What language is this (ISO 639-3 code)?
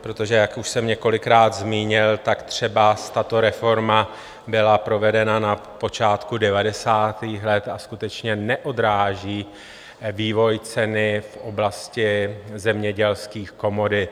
ces